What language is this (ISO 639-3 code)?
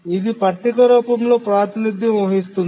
tel